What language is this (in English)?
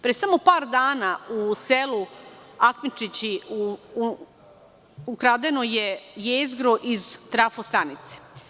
Serbian